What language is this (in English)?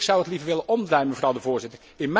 Dutch